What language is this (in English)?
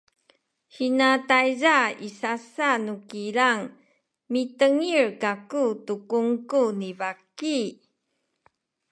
Sakizaya